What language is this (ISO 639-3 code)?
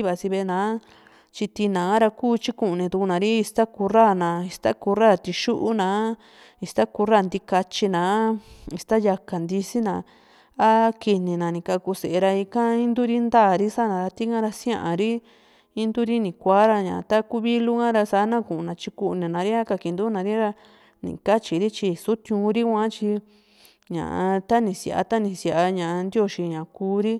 vmc